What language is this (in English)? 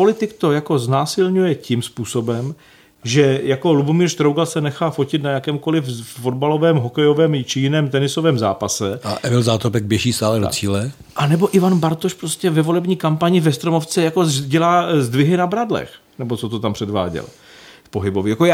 Czech